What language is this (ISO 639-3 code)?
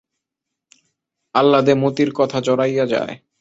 ben